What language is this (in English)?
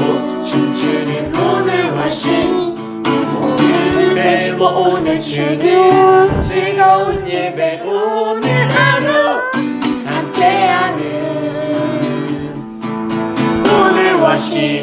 Korean